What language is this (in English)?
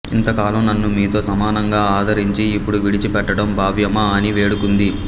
Telugu